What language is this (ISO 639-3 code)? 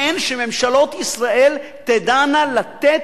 heb